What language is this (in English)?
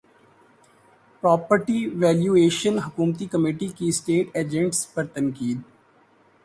Urdu